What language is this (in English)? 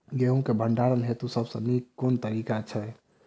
Maithili